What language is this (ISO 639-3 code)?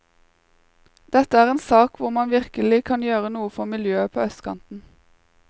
nor